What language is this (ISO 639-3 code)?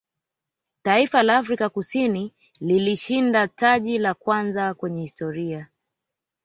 swa